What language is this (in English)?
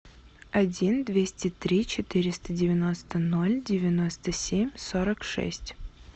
Russian